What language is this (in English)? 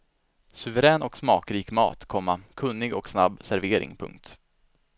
Swedish